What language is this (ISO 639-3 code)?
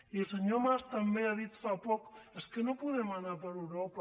cat